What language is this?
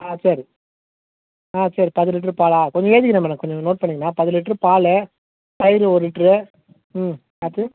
Tamil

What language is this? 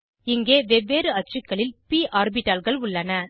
Tamil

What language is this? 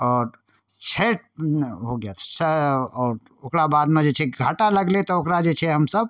Maithili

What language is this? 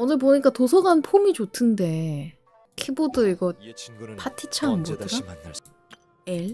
Korean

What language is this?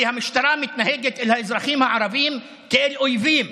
Hebrew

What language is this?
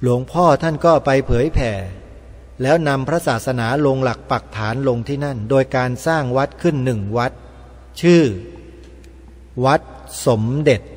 Thai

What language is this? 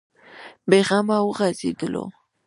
Pashto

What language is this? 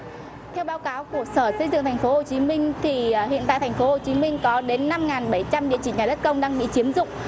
Vietnamese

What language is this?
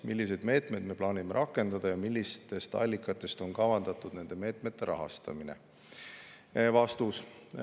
Estonian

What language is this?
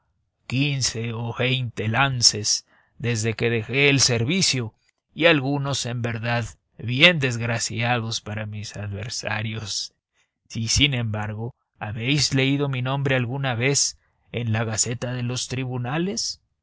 Spanish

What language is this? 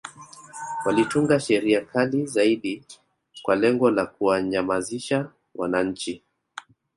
Swahili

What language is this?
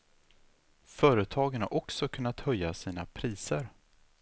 Swedish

